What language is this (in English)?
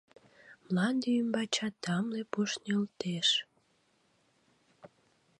Mari